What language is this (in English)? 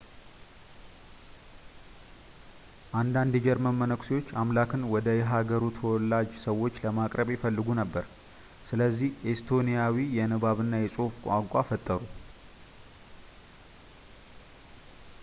Amharic